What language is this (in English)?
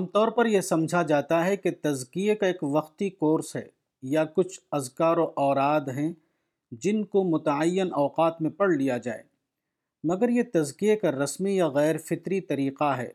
Urdu